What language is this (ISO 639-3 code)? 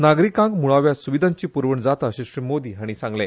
kok